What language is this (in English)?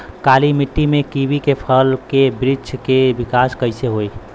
Bhojpuri